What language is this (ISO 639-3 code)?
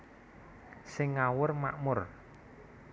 jav